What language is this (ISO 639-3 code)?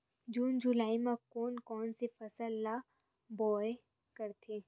hne